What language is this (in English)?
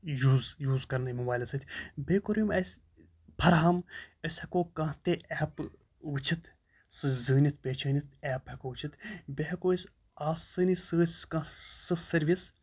Kashmiri